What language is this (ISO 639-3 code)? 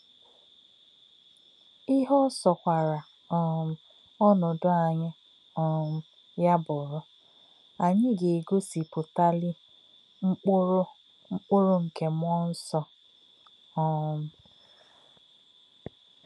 ibo